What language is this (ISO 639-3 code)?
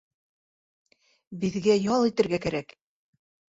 bak